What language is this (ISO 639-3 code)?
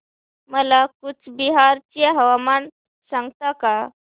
mar